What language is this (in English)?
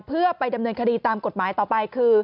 Thai